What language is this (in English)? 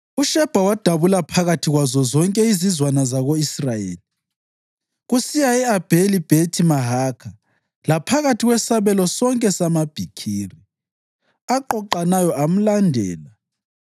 North Ndebele